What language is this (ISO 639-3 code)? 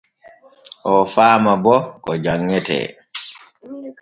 fue